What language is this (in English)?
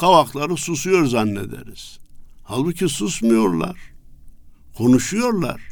Turkish